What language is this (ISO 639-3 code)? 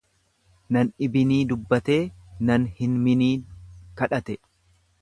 orm